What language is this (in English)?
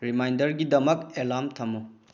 Manipuri